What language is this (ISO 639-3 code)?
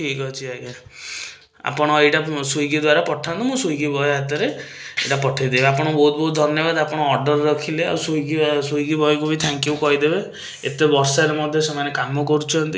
ori